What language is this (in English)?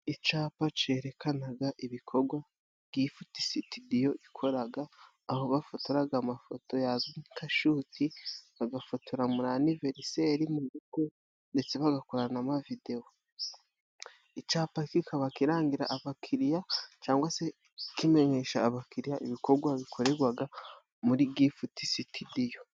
Kinyarwanda